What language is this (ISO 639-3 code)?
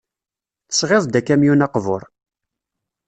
kab